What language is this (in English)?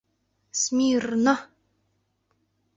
Mari